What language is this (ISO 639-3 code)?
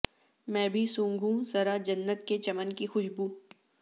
urd